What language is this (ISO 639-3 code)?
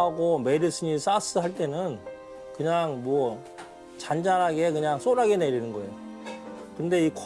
kor